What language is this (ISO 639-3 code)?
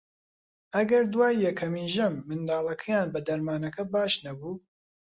ckb